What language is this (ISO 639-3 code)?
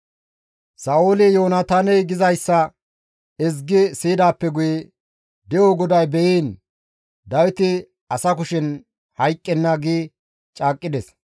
gmv